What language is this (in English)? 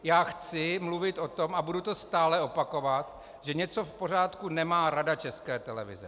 Czech